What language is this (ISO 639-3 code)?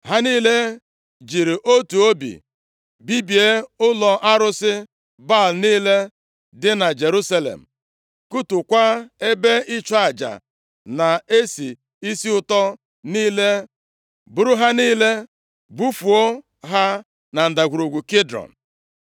ibo